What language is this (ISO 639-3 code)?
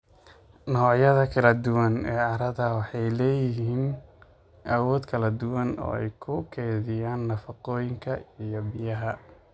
som